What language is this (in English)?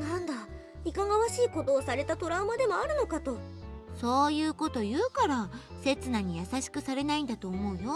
Japanese